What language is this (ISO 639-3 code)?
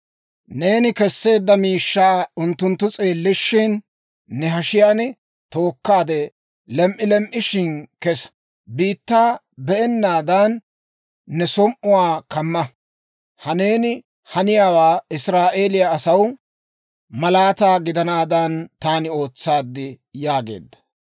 dwr